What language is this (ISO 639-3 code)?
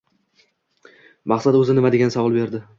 uzb